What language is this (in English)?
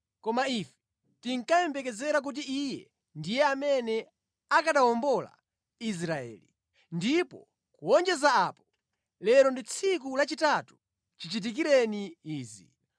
Nyanja